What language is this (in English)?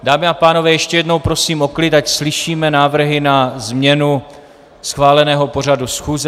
Czech